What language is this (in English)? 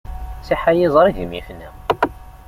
Kabyle